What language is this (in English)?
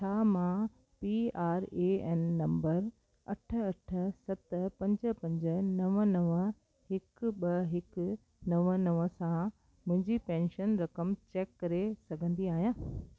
Sindhi